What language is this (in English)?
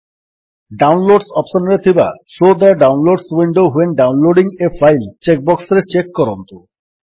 Odia